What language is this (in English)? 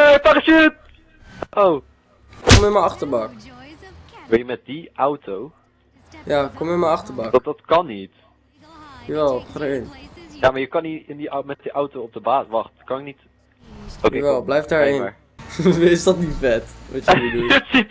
Dutch